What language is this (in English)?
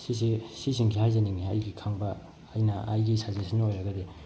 Manipuri